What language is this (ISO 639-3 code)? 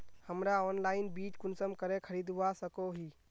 mag